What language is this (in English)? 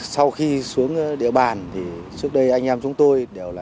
Vietnamese